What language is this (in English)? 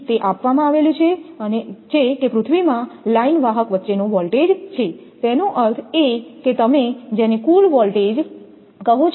Gujarati